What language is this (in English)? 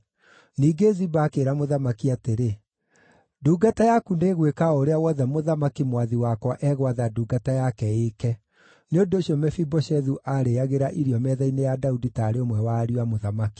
Kikuyu